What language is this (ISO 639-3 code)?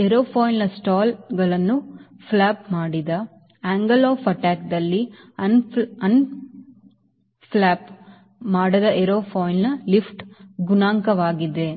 kan